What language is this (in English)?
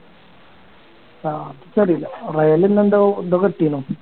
Malayalam